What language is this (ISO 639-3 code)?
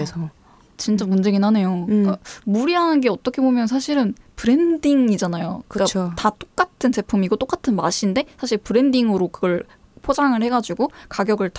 kor